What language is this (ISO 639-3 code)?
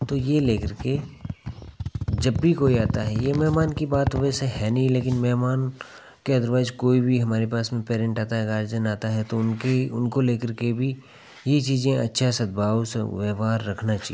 hin